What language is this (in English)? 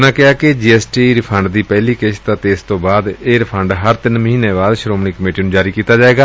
Punjabi